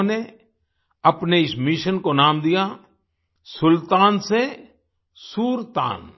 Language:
Hindi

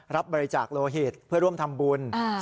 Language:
Thai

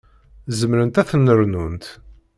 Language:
Kabyle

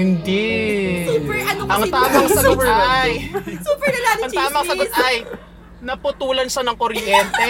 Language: Filipino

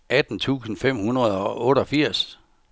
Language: Danish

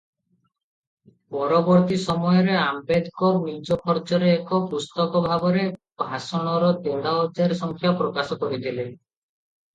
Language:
Odia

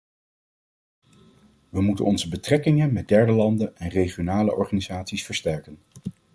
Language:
Dutch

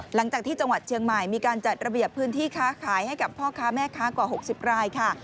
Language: Thai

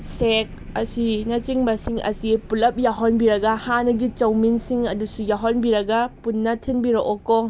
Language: Manipuri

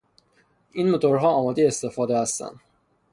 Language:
Persian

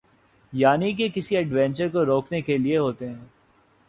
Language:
Urdu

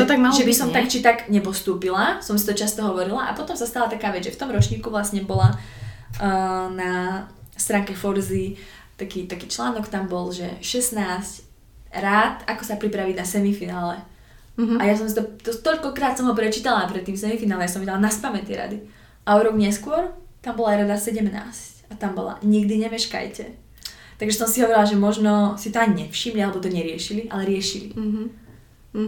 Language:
Slovak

